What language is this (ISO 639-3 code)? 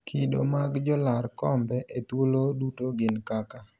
luo